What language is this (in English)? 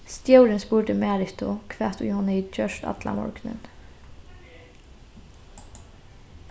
Faroese